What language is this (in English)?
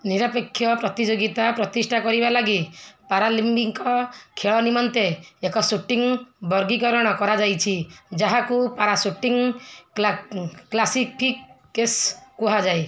Odia